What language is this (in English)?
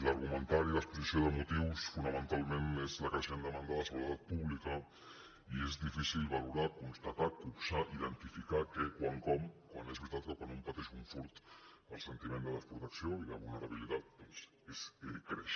Catalan